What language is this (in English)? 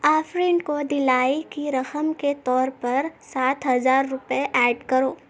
Urdu